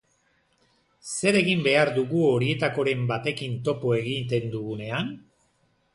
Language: Basque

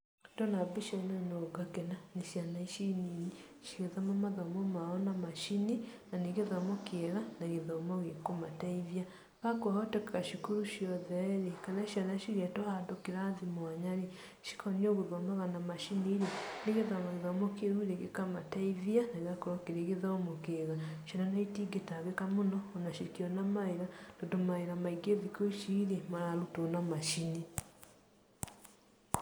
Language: Kikuyu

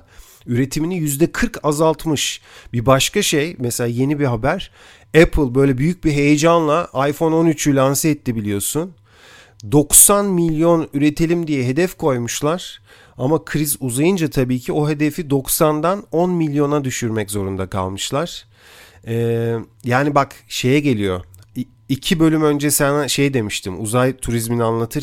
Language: Turkish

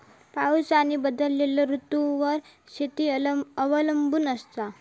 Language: Marathi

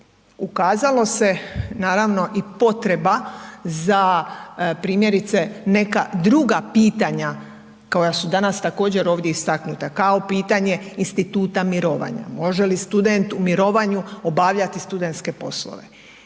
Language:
Croatian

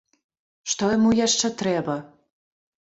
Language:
Belarusian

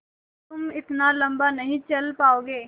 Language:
Hindi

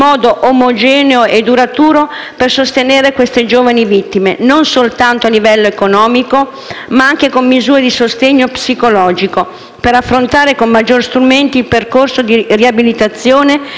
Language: Italian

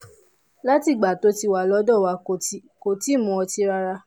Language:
Yoruba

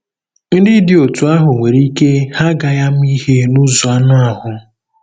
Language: Igbo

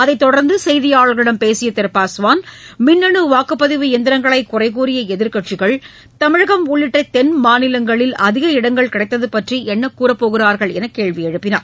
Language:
Tamil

